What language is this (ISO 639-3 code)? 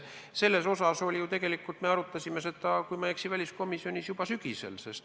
est